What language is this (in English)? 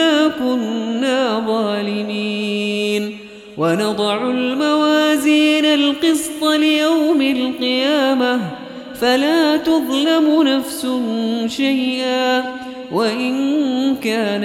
Arabic